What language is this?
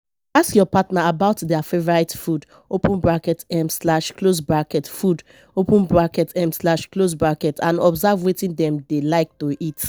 Nigerian Pidgin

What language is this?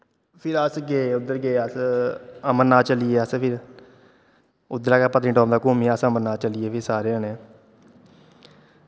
Dogri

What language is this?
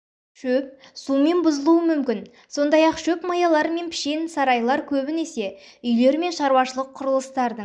Kazakh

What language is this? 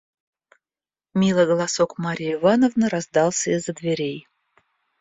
Russian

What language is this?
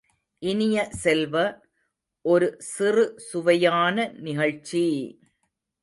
Tamil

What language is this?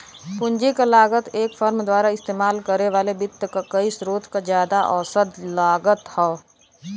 Bhojpuri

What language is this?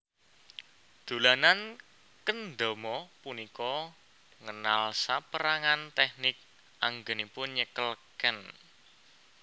Javanese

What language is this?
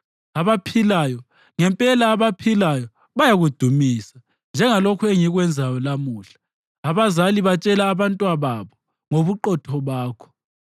North Ndebele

